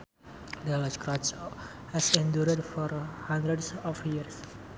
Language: Sundanese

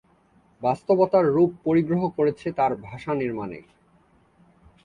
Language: Bangla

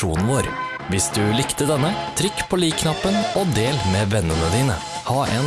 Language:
Norwegian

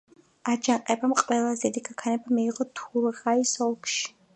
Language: Georgian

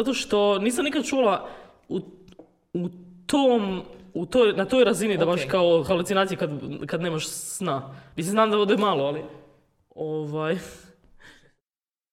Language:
Croatian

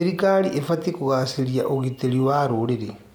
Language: Kikuyu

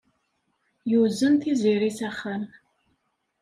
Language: Kabyle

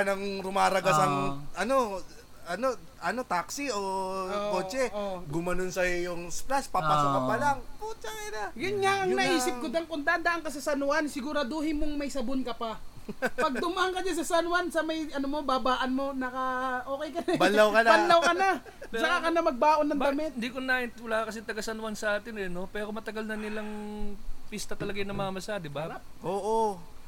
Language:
Filipino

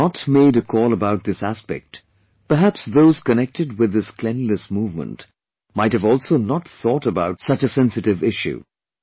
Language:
English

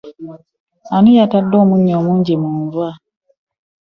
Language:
Ganda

